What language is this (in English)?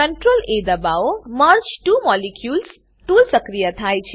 Gujarati